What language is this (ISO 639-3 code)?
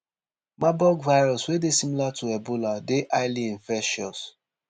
pcm